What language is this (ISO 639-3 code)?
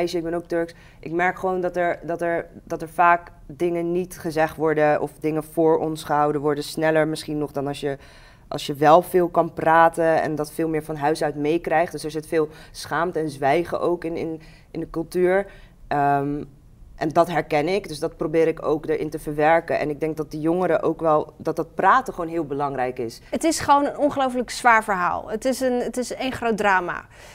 nld